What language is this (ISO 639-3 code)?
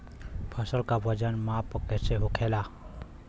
bho